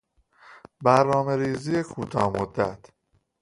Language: Persian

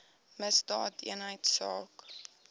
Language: Afrikaans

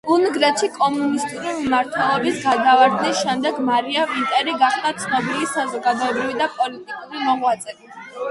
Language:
Georgian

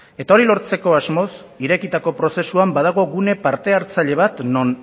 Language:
Basque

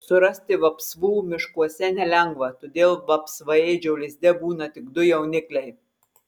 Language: Lithuanian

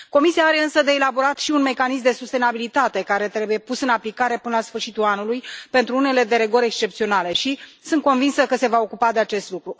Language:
Romanian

